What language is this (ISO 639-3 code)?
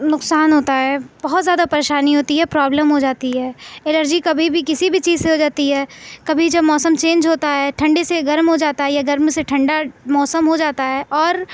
urd